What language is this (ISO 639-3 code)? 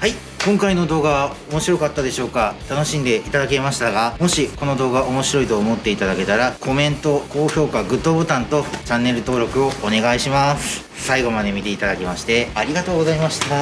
jpn